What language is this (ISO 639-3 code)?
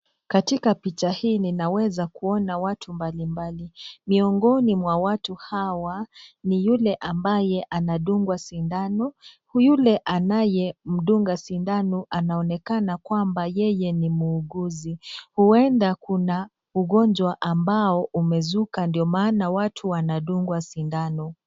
swa